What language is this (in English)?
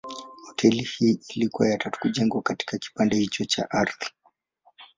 Swahili